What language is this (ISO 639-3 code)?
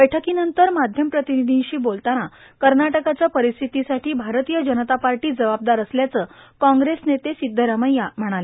mar